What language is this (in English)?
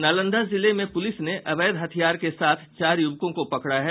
Hindi